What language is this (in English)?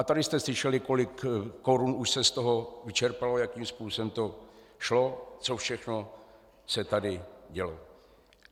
Czech